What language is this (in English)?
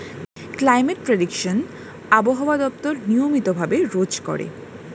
Bangla